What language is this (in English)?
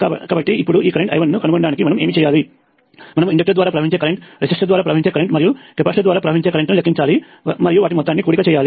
Telugu